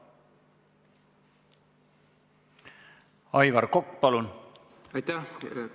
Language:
Estonian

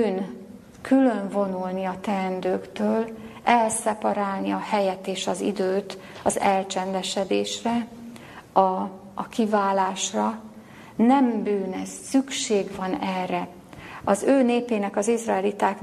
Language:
Hungarian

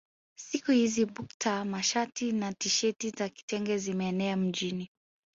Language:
Swahili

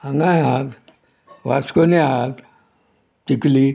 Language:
Konkani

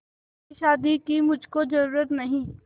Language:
Hindi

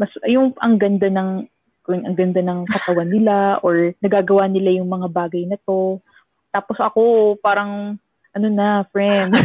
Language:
Filipino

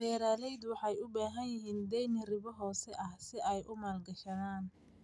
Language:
Somali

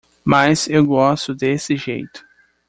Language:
Portuguese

